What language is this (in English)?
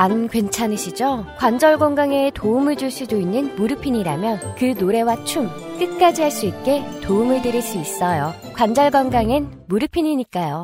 Korean